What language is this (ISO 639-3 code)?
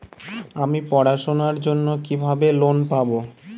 ben